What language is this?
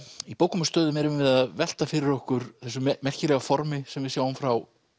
Icelandic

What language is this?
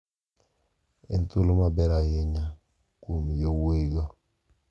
Luo (Kenya and Tanzania)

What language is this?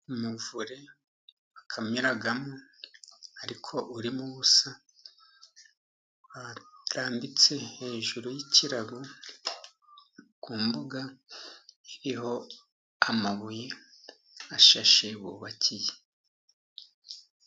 Kinyarwanda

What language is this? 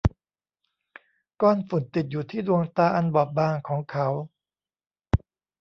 Thai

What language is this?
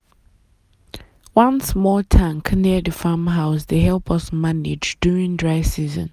Nigerian Pidgin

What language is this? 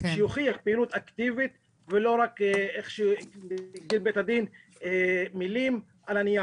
Hebrew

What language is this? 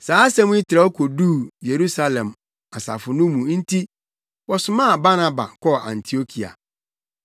Akan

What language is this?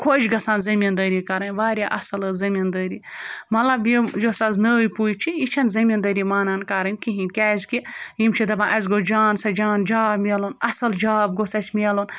Kashmiri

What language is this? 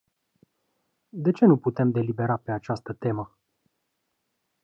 Romanian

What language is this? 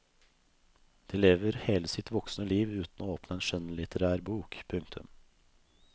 Norwegian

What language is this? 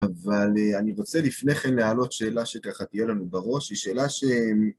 Hebrew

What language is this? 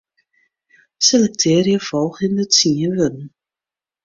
Western Frisian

